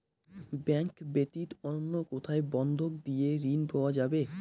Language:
Bangla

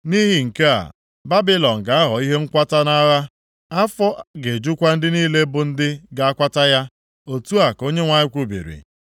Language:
Igbo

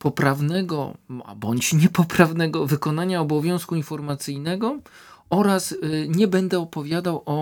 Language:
Polish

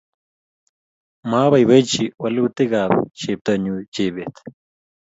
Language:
Kalenjin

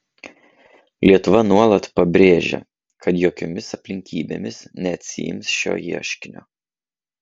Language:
Lithuanian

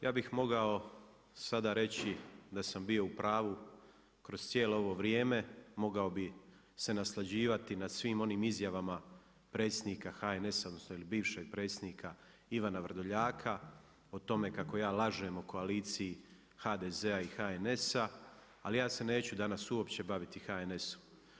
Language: Croatian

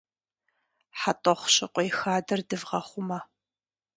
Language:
Kabardian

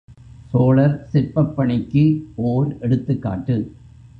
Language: Tamil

